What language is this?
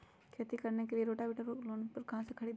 Magahi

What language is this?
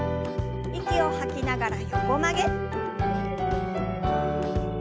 Japanese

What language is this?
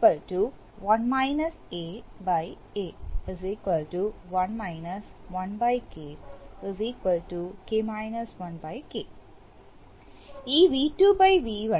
Malayalam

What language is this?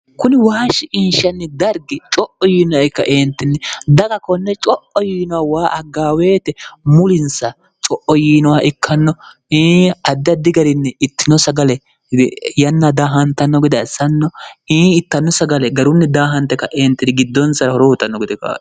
Sidamo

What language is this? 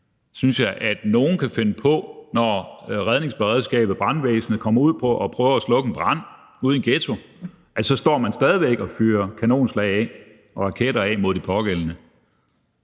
Danish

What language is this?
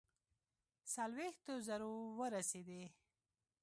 Pashto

